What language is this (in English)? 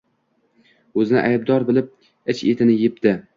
Uzbek